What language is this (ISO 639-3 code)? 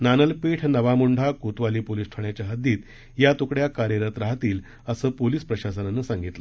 mar